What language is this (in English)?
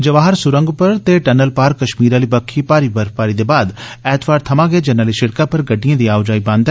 Dogri